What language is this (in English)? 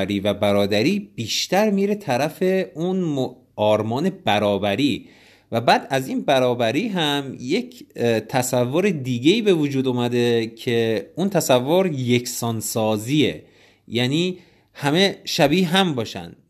Persian